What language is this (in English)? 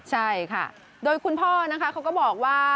Thai